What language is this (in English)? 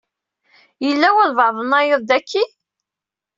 Kabyle